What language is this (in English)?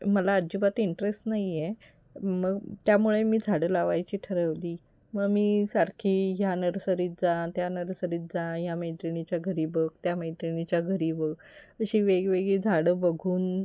Marathi